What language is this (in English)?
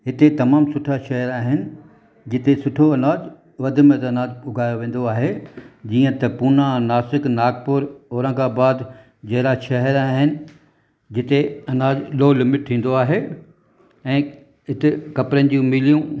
Sindhi